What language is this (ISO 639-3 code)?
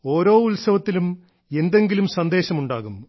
mal